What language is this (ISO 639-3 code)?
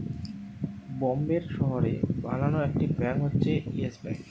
ben